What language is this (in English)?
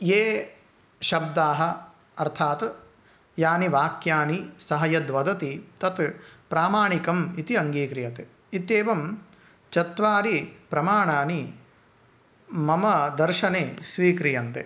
Sanskrit